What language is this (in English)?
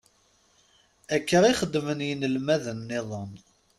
Kabyle